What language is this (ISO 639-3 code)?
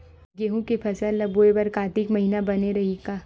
hne